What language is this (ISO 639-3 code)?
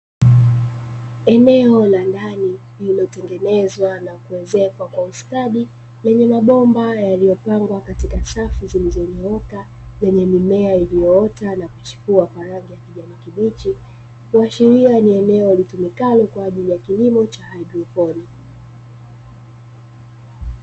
swa